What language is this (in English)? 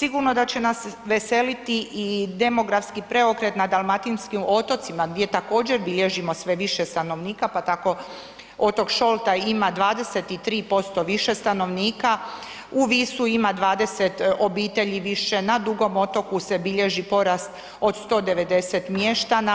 Croatian